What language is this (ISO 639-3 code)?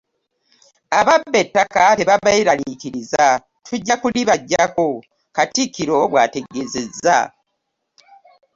lug